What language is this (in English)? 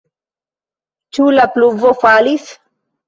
Esperanto